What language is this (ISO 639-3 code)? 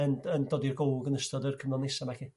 cym